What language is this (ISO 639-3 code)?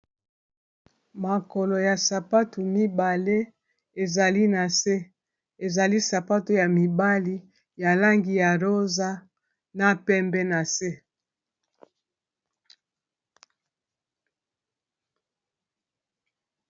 lin